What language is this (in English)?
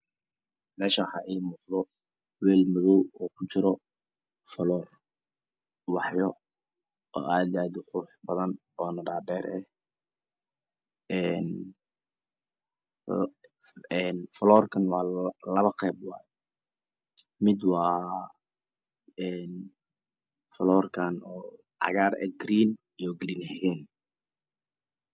Somali